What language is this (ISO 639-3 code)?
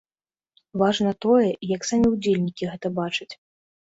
bel